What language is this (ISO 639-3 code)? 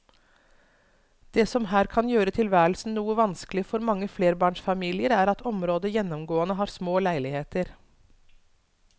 nor